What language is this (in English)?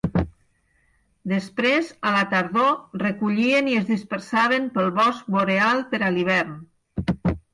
Catalan